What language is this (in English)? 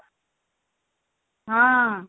Odia